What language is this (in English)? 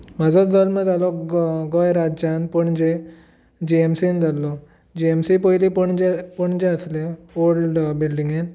Konkani